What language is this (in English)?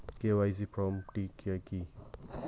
Bangla